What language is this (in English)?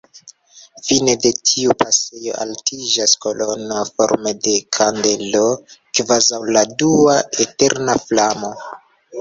Esperanto